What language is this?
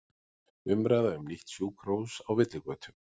Icelandic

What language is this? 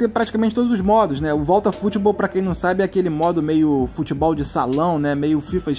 Portuguese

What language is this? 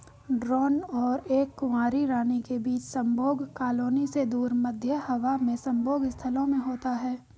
Hindi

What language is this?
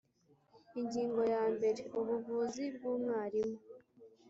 Kinyarwanda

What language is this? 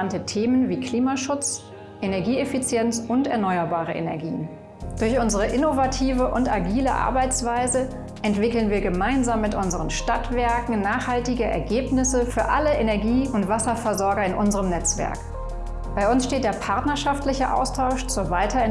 German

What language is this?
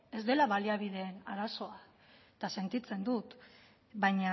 Basque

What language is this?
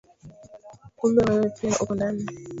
Swahili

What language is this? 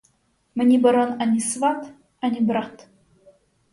Ukrainian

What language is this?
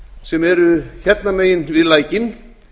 Icelandic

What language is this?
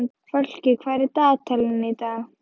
Icelandic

